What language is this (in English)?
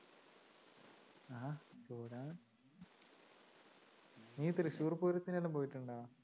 Malayalam